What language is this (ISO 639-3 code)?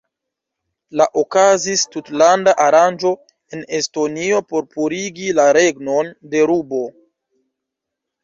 epo